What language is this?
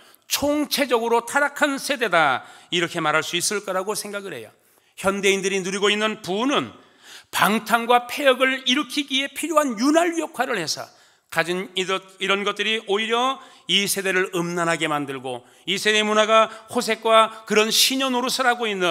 Korean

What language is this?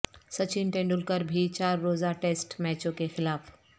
Urdu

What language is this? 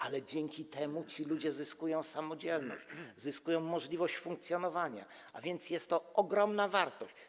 Polish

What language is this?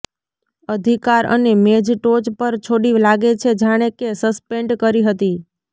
Gujarati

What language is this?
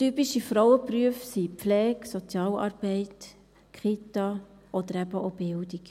Swiss German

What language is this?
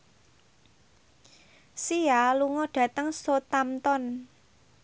Javanese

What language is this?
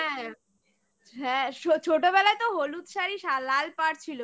Bangla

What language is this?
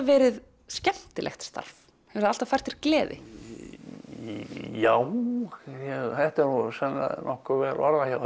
Icelandic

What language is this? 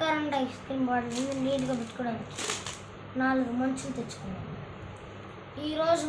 Telugu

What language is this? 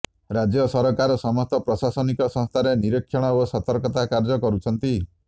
Odia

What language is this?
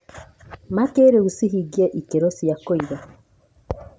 Kikuyu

